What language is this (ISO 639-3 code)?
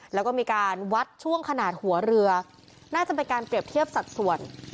tha